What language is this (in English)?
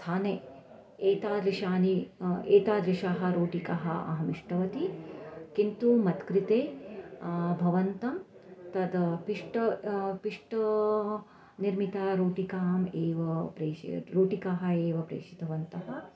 Sanskrit